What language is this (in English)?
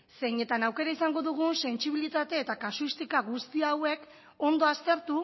Basque